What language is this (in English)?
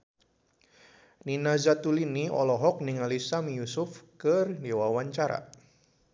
Sundanese